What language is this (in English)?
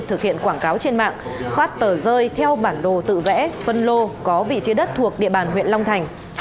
Vietnamese